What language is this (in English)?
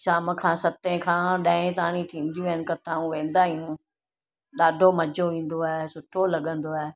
Sindhi